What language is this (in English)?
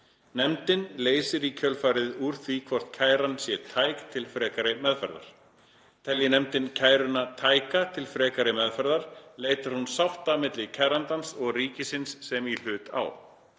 Icelandic